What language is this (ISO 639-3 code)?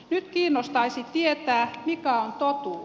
fin